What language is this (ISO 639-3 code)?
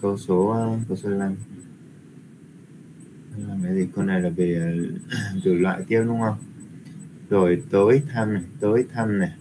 vie